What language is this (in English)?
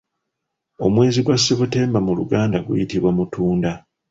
Ganda